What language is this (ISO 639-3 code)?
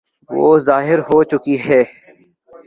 urd